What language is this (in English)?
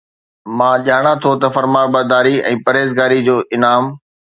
Sindhi